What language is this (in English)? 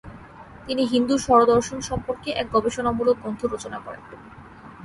Bangla